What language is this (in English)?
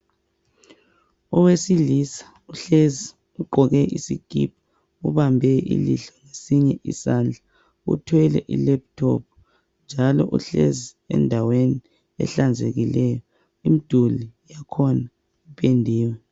North Ndebele